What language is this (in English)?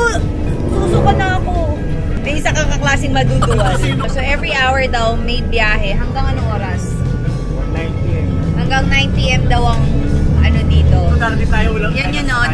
Filipino